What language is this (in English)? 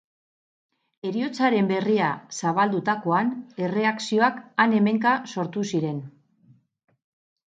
Basque